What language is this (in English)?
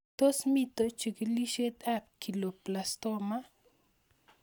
Kalenjin